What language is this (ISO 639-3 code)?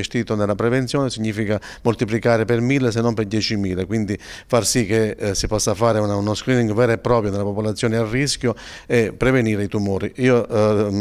ita